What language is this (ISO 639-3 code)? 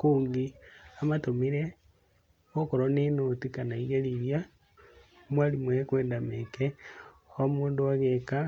kik